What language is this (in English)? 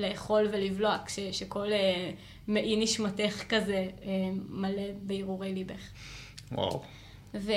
Hebrew